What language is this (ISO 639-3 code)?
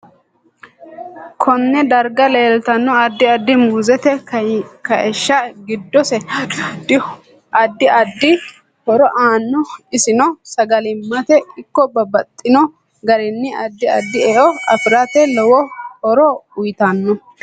sid